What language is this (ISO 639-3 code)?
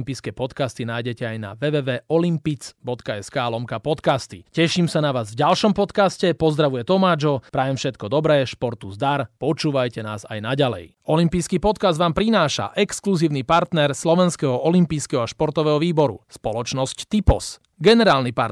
slk